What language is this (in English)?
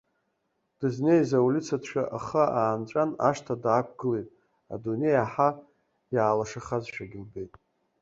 Abkhazian